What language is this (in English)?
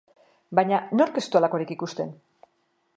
Basque